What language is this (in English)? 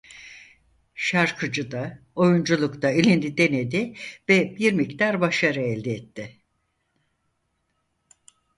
Turkish